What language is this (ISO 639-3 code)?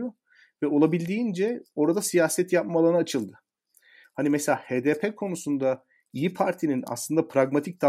tur